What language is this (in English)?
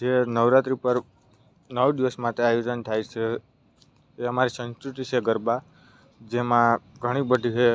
Gujarati